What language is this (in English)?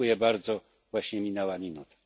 Polish